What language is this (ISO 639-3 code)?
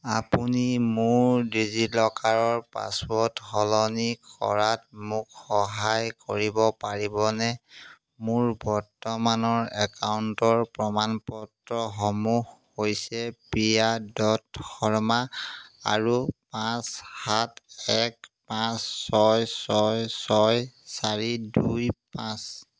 asm